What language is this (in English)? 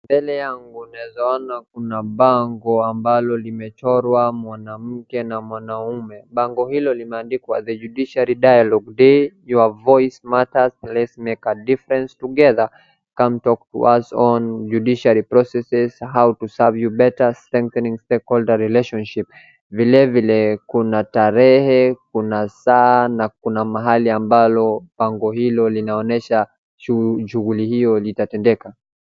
Swahili